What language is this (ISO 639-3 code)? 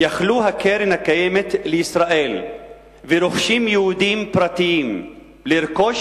heb